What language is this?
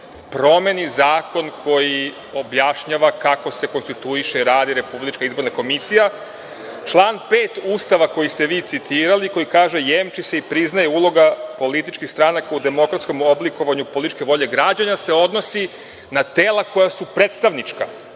Serbian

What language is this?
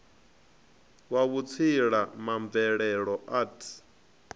Venda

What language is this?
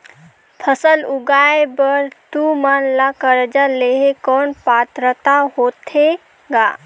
Chhattisgarhi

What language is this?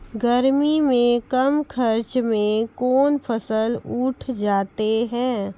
Maithili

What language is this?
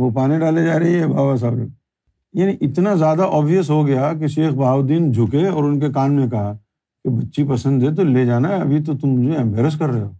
Urdu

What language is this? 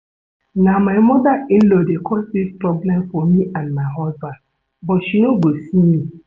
Nigerian Pidgin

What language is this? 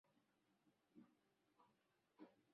Swahili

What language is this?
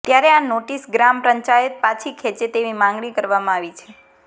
Gujarati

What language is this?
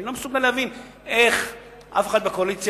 Hebrew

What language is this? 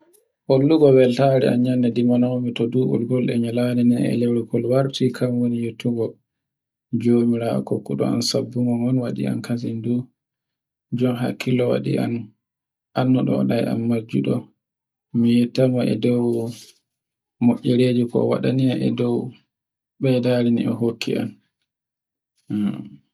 Borgu Fulfulde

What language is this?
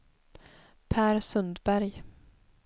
Swedish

